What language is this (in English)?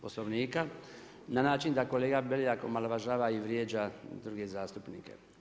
Croatian